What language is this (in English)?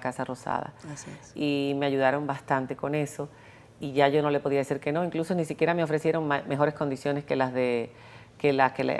Spanish